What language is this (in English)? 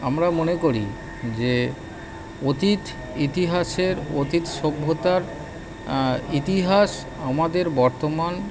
Bangla